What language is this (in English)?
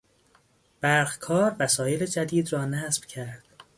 Persian